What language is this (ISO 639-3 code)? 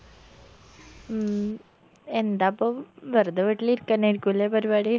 mal